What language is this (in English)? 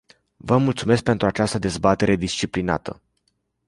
Romanian